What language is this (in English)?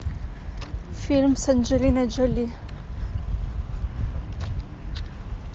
Russian